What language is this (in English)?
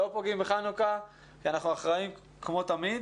Hebrew